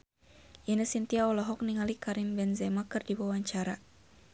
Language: Sundanese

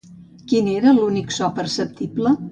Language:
Catalan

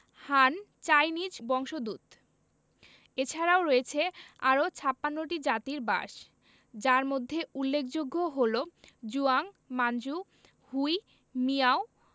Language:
Bangla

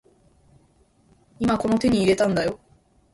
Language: Japanese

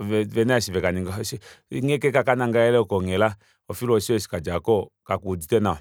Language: Kuanyama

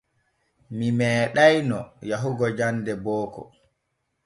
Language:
Borgu Fulfulde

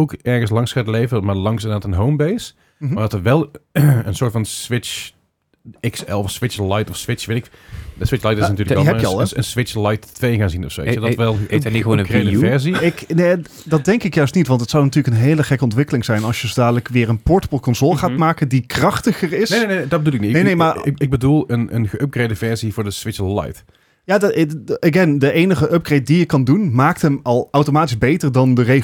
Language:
Dutch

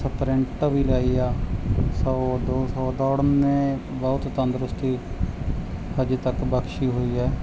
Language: Punjabi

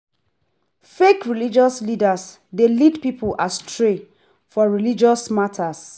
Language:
Nigerian Pidgin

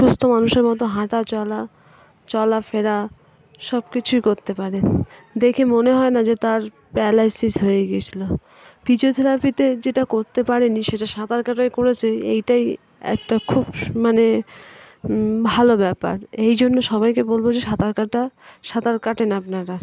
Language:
Bangla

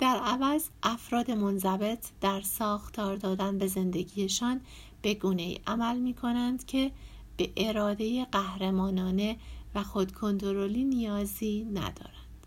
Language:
Persian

